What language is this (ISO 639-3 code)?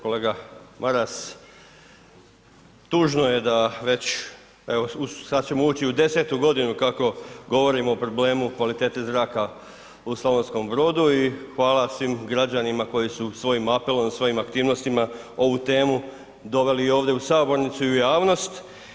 hrv